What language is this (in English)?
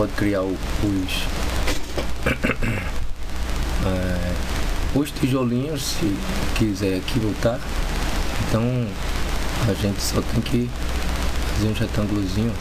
Portuguese